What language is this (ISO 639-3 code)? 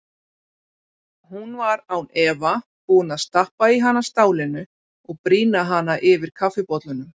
isl